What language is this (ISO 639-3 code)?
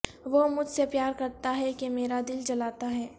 urd